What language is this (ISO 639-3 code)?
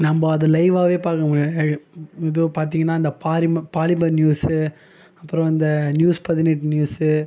tam